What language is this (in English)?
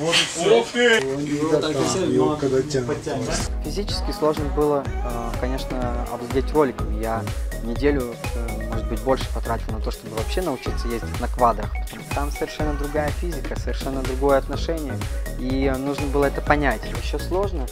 Russian